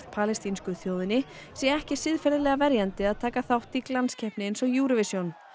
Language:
Icelandic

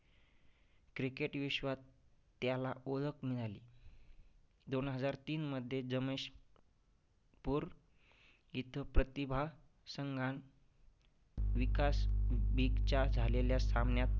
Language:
Marathi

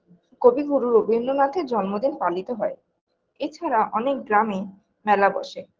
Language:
Bangla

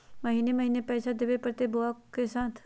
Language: Magahi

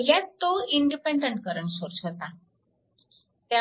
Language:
Marathi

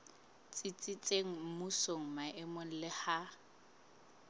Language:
Southern Sotho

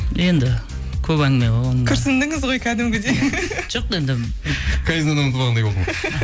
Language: Kazakh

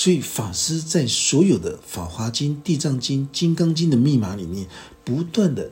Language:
Chinese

